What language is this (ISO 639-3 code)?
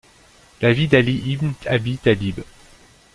fra